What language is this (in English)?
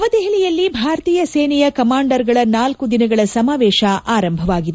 Kannada